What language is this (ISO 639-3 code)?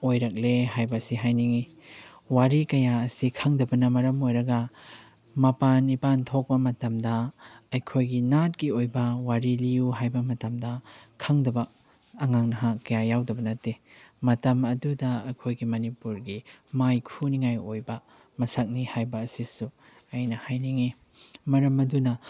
mni